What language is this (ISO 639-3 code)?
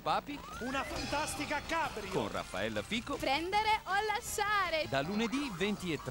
ita